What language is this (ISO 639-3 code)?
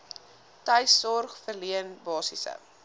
afr